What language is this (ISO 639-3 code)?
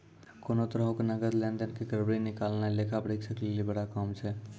mai